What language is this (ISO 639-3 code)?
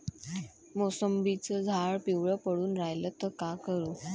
mar